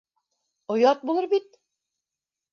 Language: Bashkir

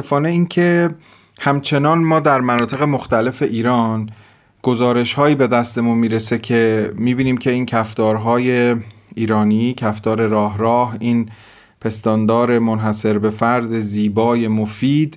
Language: Persian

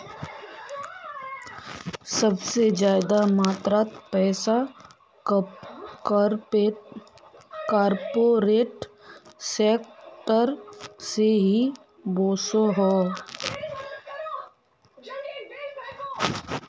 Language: Magahi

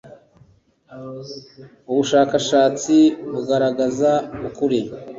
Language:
Kinyarwanda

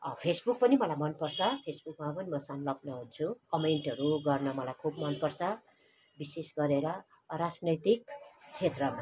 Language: Nepali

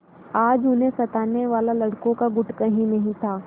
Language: Hindi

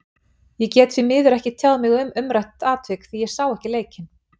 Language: Icelandic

